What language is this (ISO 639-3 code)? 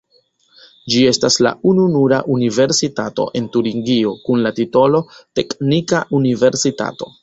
epo